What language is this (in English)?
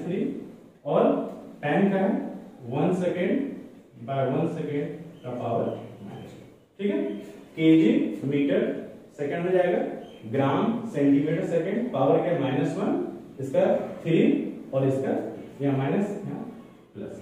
Hindi